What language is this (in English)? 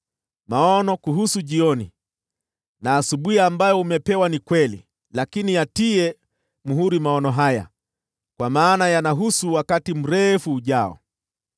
Swahili